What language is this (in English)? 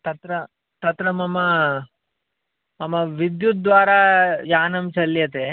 Sanskrit